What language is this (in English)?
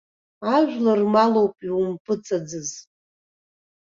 Abkhazian